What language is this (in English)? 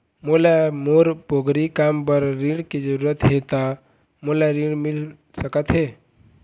Chhattisgarhi